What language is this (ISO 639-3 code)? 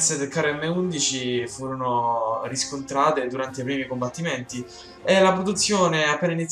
ita